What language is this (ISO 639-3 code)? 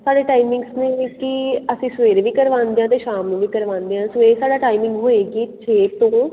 pan